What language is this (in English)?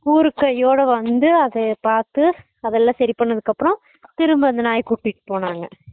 Tamil